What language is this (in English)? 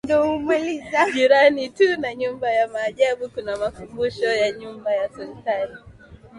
Swahili